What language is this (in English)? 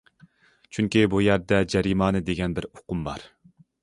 Uyghur